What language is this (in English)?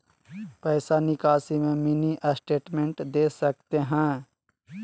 Magahi